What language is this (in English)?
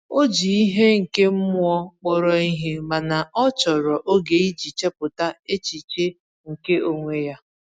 Igbo